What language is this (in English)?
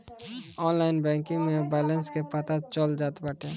Bhojpuri